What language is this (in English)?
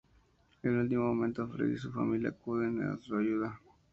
Spanish